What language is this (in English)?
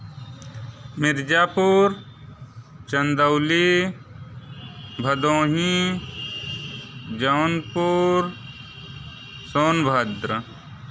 Hindi